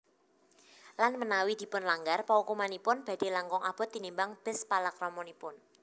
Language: Javanese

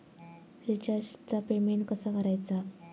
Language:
Marathi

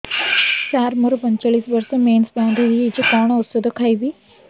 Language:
Odia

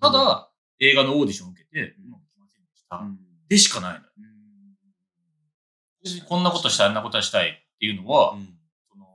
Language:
Japanese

